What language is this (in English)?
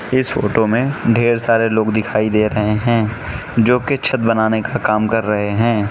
Hindi